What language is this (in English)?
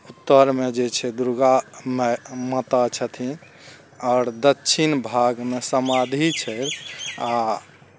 Maithili